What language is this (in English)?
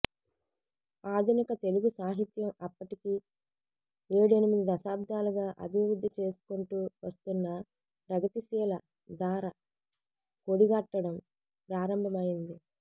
Telugu